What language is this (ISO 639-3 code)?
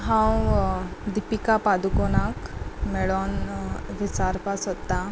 kok